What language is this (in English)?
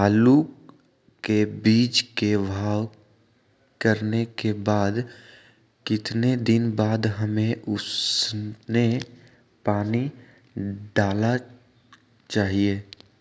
Magahi